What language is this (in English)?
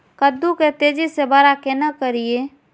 Maithili